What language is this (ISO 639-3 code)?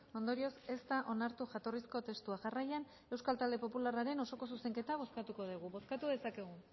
eus